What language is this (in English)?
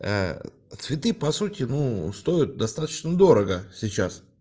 Russian